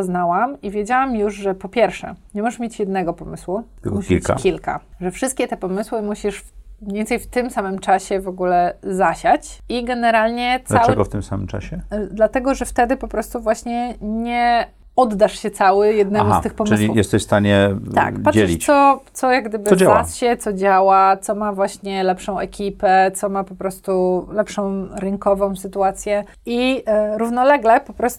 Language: Polish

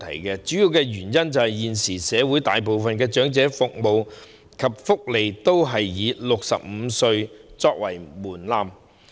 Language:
Cantonese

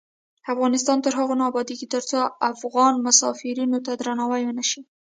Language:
Pashto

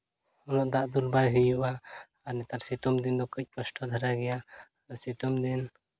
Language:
Santali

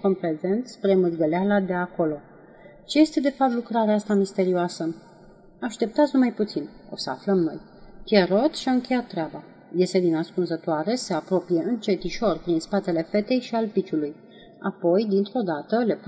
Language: Romanian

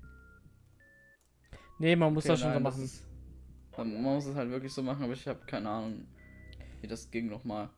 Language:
German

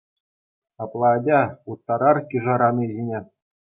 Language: Chuvash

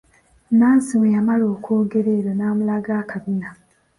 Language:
Ganda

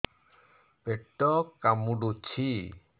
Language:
Odia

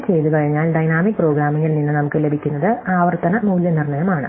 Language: Malayalam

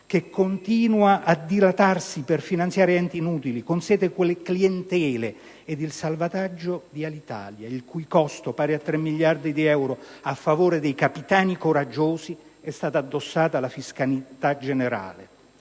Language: Italian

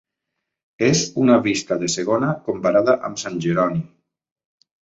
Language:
Catalan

